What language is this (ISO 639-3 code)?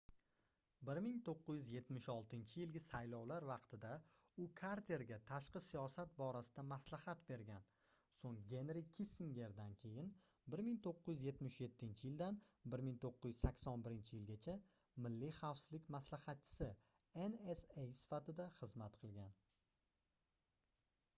uzb